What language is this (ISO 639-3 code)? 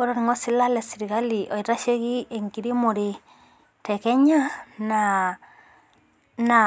mas